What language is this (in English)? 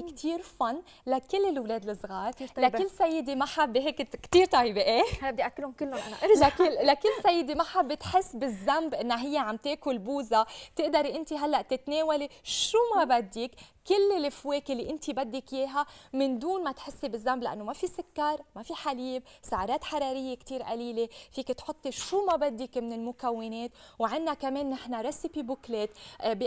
Arabic